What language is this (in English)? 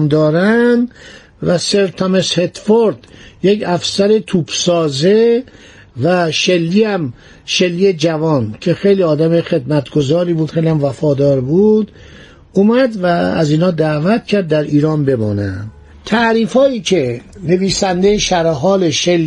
Persian